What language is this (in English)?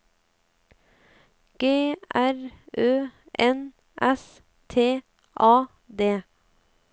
Norwegian